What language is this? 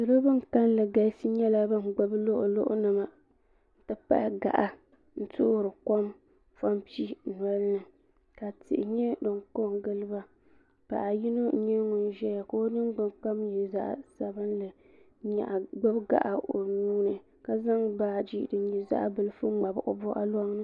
Dagbani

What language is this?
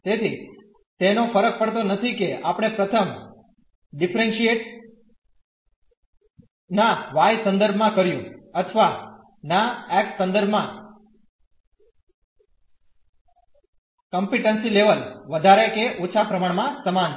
Gujarati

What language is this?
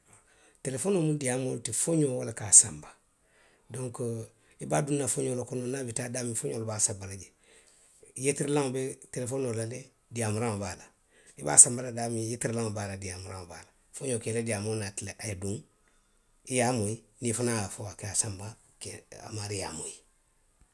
Western Maninkakan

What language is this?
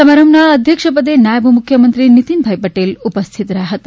Gujarati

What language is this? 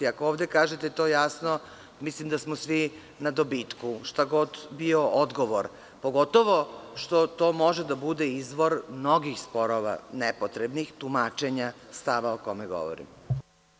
Serbian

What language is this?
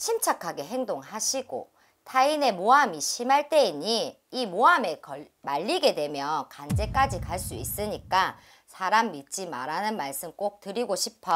Korean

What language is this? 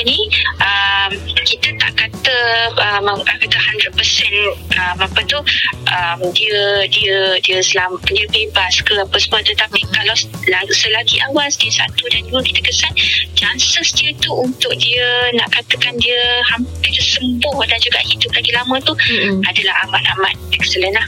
Malay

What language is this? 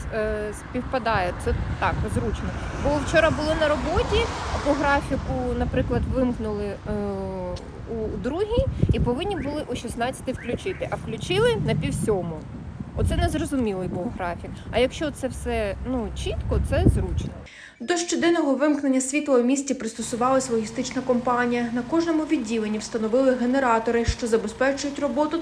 Ukrainian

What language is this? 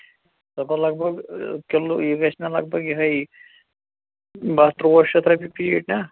Kashmiri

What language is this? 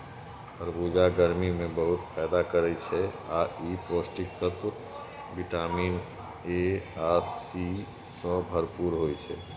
Maithili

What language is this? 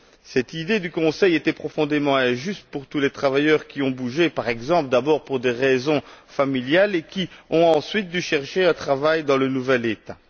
French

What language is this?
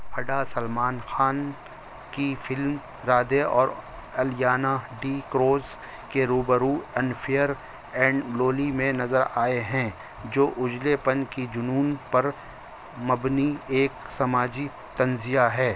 Urdu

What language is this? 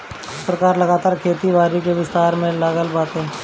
Bhojpuri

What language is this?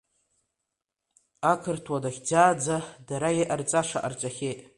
Abkhazian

